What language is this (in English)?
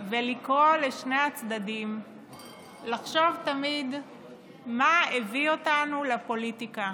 Hebrew